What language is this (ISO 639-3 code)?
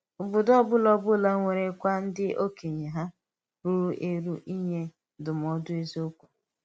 ibo